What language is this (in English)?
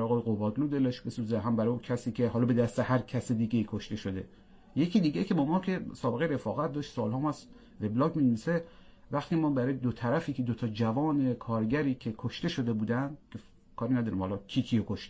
Persian